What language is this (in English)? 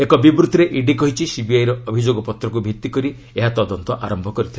Odia